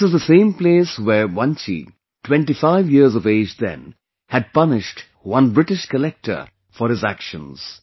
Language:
English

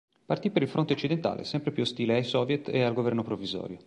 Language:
Italian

